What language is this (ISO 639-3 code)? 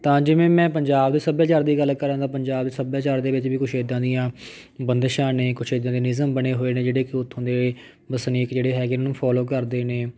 pan